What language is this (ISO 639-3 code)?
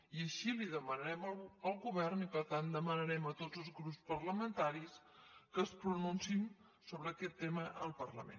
cat